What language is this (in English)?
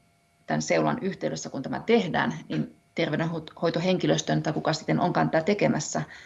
Finnish